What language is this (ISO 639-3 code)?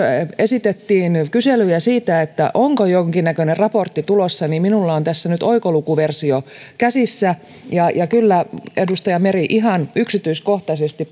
fin